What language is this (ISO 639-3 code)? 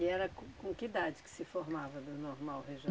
por